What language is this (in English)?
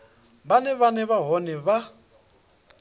Venda